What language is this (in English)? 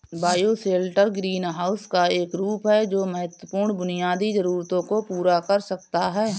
Hindi